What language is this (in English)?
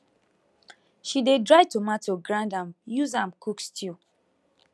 Nigerian Pidgin